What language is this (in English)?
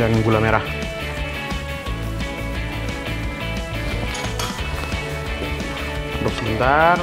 Indonesian